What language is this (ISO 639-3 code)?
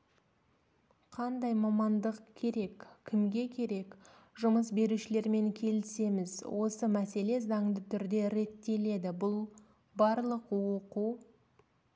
kaz